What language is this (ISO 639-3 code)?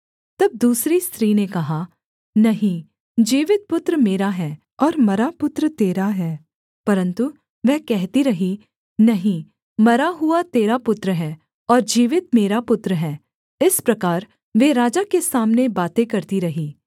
hin